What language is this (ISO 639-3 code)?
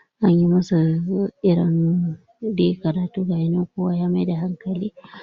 hau